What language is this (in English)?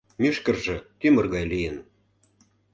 Mari